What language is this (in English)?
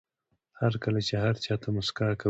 Pashto